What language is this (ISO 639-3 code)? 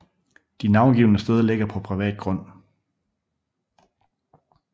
dan